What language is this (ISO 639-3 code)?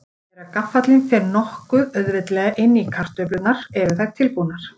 isl